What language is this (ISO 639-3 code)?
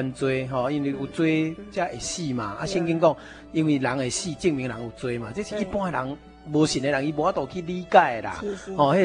zho